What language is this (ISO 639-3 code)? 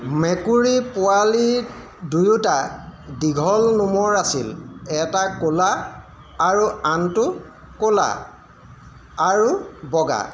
asm